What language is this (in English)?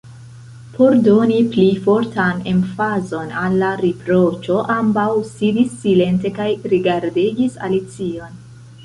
Esperanto